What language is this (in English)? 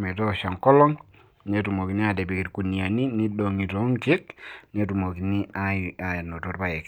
Masai